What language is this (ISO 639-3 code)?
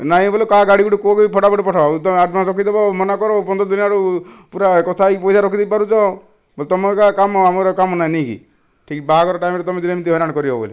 ori